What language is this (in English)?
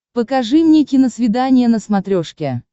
Russian